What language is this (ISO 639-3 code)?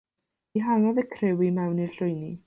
cym